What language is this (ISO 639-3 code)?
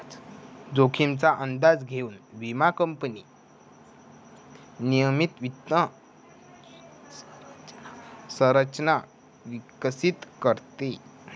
mar